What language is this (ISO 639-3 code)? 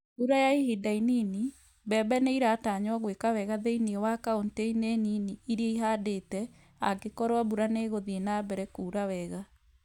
kik